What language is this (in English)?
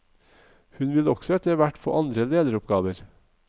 Norwegian